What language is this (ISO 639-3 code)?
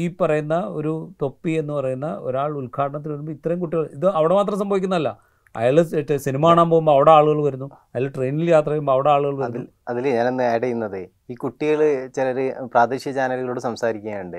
mal